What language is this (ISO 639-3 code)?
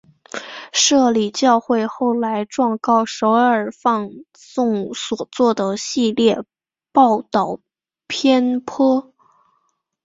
zho